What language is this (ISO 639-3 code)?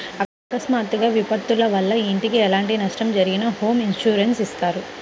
tel